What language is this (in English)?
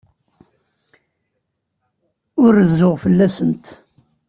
Kabyle